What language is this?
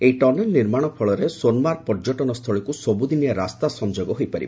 Odia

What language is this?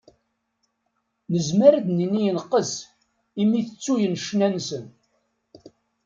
Kabyle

